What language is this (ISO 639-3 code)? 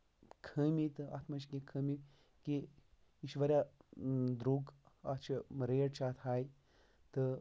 kas